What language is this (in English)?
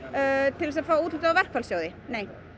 Icelandic